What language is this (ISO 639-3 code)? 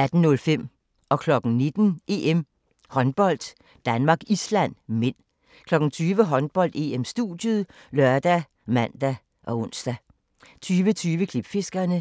dan